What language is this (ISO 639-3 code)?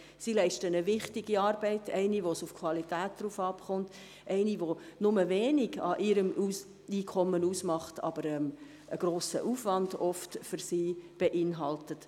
gsw